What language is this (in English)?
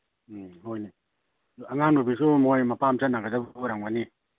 Manipuri